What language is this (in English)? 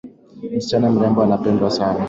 Swahili